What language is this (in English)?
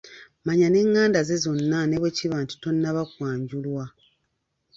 Ganda